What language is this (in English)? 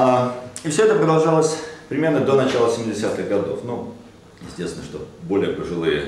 Russian